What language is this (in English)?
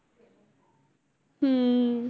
Punjabi